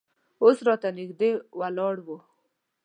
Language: Pashto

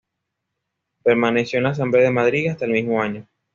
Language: Spanish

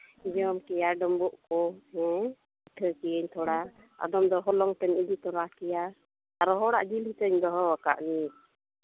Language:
Santali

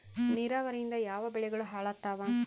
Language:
Kannada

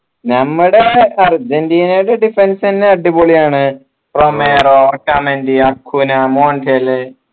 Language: Malayalam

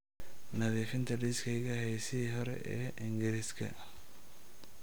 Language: Somali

